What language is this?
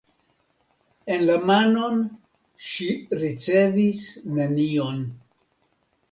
Esperanto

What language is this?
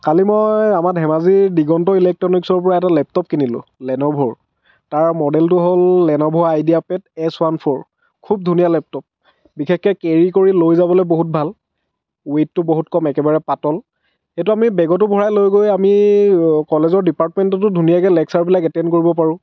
Assamese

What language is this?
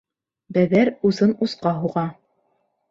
Bashkir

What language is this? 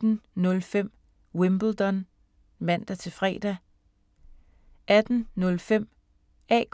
Danish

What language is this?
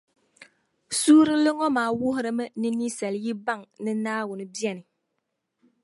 Dagbani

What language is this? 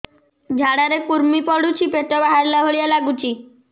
Odia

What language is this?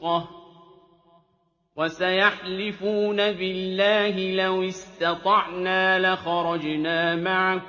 Arabic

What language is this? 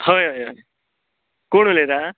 Konkani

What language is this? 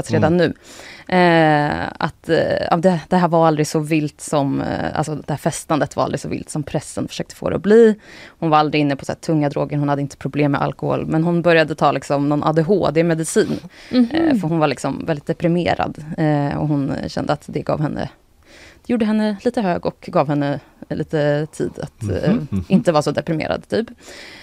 Swedish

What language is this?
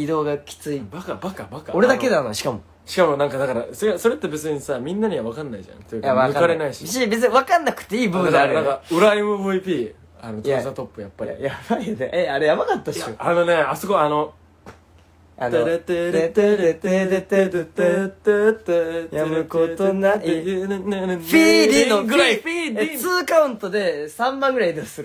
Japanese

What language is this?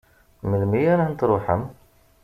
Kabyle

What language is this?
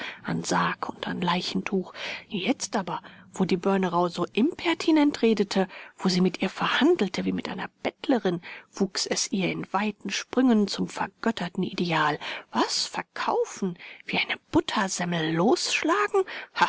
German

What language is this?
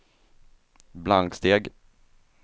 Swedish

